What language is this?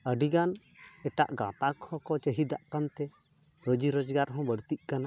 Santali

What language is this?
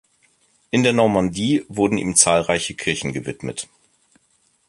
German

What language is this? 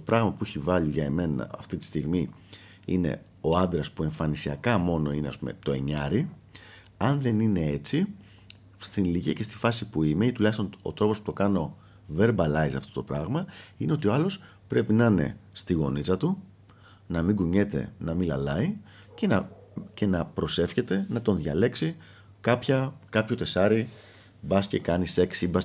Greek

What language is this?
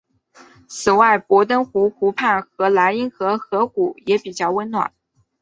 Chinese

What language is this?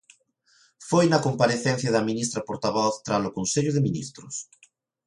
Galician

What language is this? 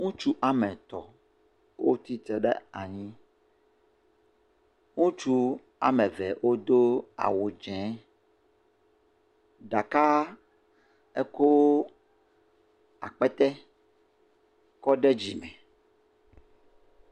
Ewe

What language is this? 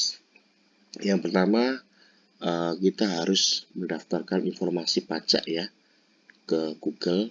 Indonesian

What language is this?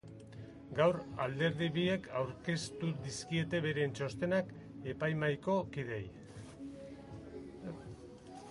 Basque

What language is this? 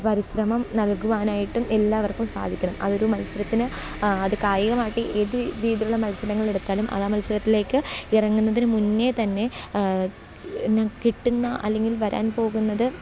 Malayalam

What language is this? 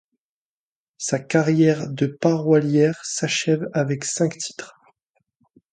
French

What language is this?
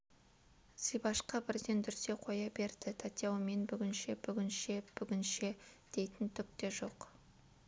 Kazakh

